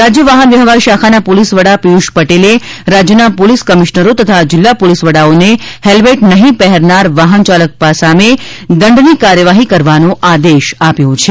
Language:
Gujarati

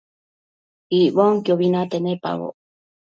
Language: Matsés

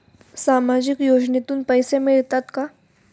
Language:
Marathi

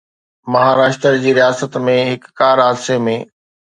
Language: Sindhi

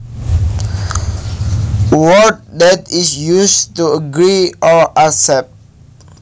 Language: Javanese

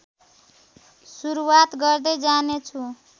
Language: Nepali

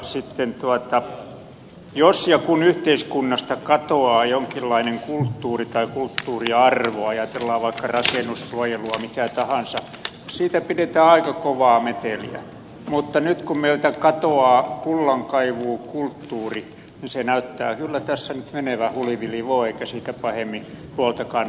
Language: Finnish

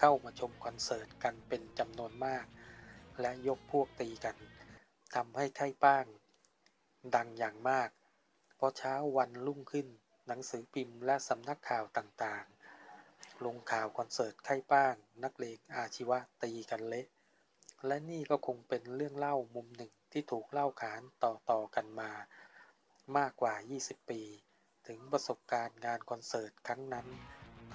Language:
Thai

